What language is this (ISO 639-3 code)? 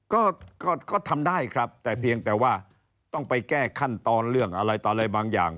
tha